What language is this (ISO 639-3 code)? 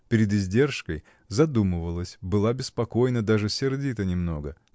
rus